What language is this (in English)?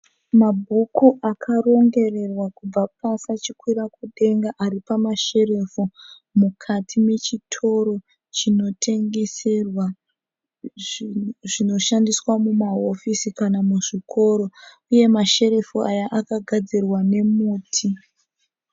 Shona